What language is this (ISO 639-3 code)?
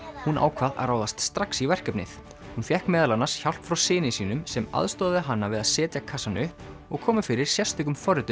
isl